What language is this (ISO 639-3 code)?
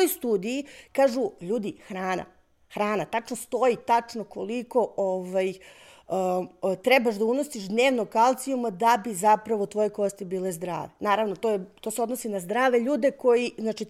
hrv